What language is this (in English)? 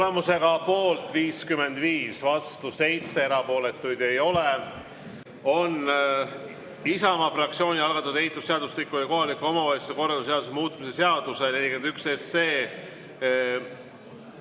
Estonian